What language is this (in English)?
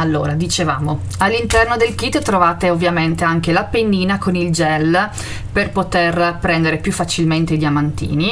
Italian